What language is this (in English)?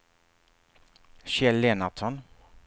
Swedish